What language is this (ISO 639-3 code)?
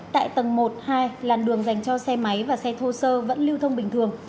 vie